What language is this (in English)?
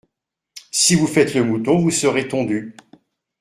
French